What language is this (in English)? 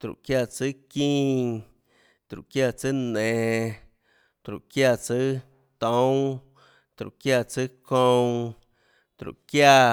Tlacoatzintepec Chinantec